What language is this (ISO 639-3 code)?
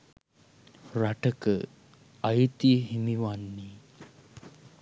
sin